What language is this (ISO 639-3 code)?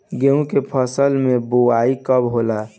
bho